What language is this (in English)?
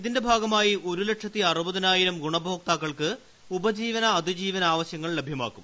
Malayalam